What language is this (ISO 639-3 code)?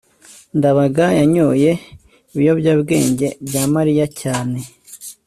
kin